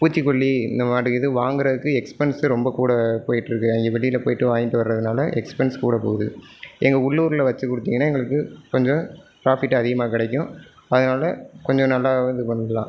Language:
Tamil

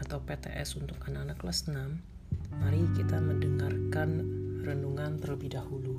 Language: Indonesian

